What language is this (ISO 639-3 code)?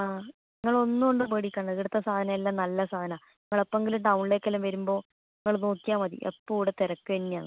mal